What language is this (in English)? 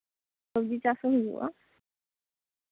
Santali